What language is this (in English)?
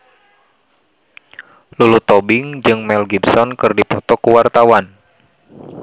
Sundanese